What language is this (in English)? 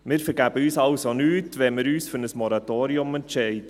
Swiss German